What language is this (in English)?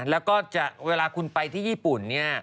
Thai